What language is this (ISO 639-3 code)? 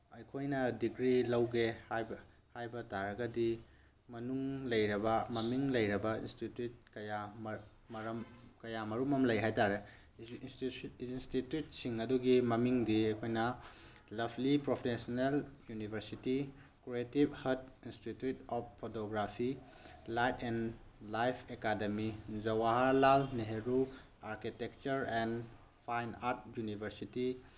mni